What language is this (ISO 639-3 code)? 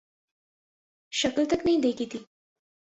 urd